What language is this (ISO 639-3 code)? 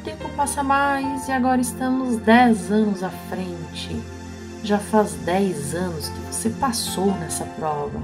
por